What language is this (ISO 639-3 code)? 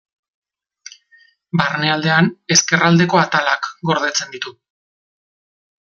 eus